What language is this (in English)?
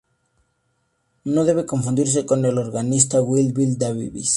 Spanish